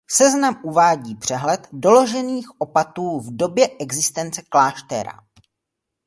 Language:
Czech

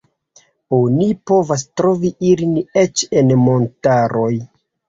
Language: Esperanto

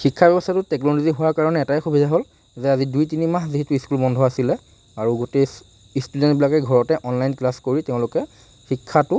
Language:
Assamese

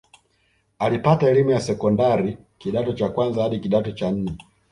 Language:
Swahili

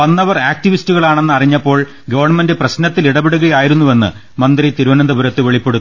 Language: Malayalam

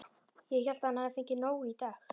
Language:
Icelandic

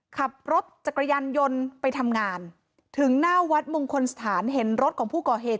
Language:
Thai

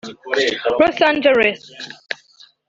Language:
Kinyarwanda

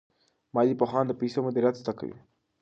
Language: Pashto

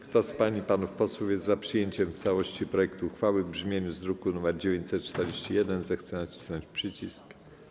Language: Polish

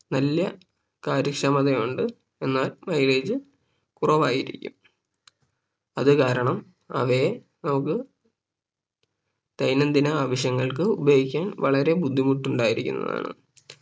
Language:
Malayalam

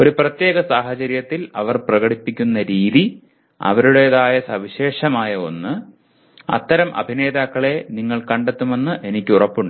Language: Malayalam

